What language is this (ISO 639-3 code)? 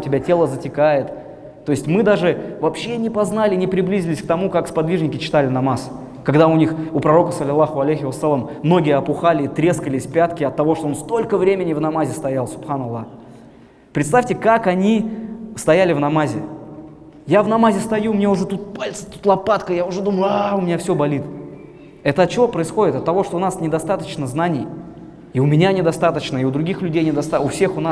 rus